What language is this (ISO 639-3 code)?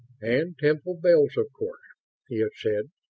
eng